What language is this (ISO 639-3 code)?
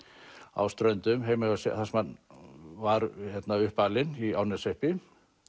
isl